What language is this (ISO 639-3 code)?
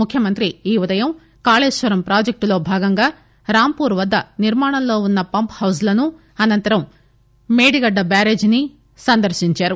tel